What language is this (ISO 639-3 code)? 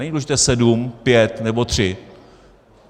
ces